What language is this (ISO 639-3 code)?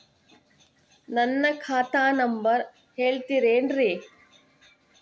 kan